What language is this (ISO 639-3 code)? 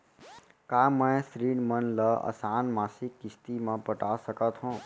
hne